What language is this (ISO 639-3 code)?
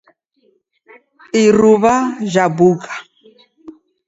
dav